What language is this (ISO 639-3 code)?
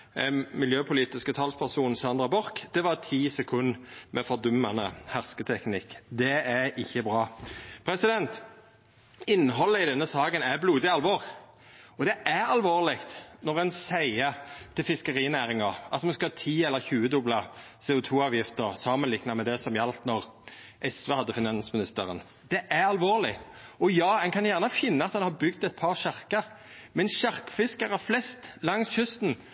nno